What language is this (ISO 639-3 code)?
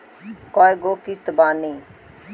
bho